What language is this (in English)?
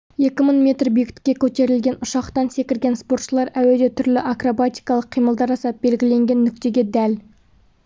Kazakh